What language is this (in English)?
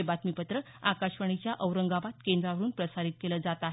Marathi